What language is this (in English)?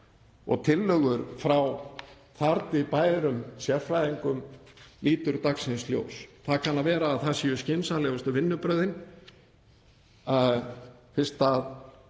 Icelandic